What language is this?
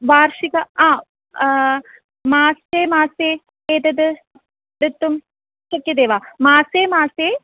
Sanskrit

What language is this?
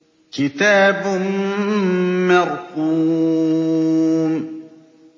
Arabic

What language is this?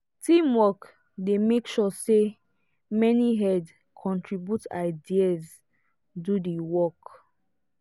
Nigerian Pidgin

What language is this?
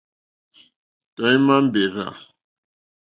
Mokpwe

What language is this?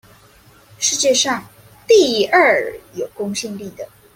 Chinese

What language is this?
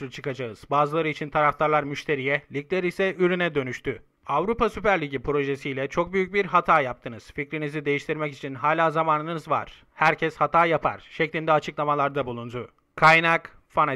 Turkish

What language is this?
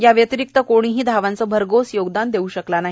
Marathi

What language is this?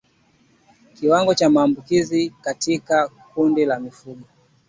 Swahili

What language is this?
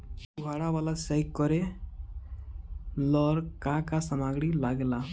Bhojpuri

